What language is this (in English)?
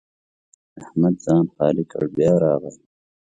Pashto